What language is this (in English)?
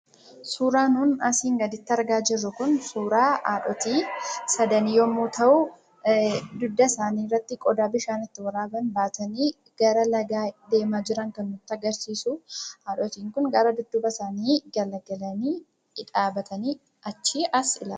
Oromo